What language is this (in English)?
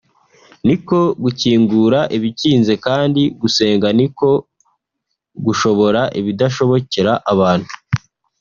Kinyarwanda